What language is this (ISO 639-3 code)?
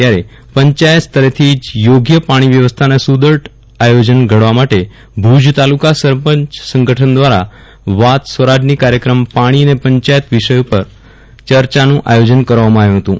guj